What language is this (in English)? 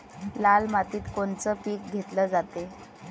Marathi